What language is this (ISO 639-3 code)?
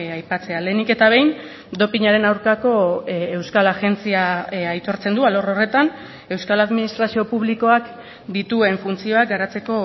eus